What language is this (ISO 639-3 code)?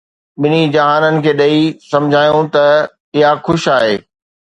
snd